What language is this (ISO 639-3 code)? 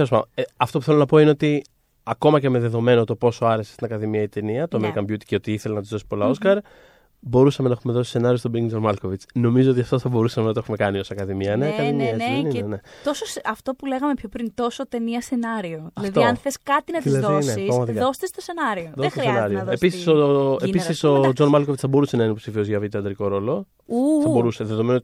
ell